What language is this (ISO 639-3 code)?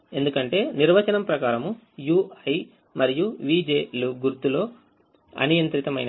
tel